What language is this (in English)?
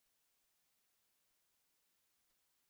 Kabyle